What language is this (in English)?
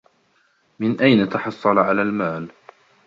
Arabic